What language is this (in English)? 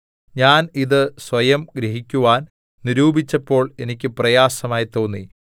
Malayalam